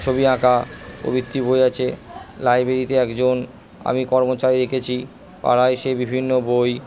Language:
Bangla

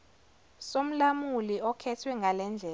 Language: Zulu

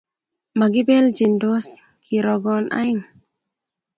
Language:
Kalenjin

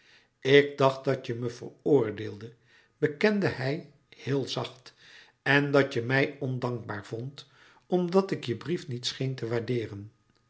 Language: Dutch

